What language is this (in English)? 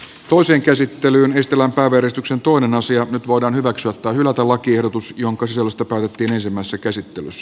Finnish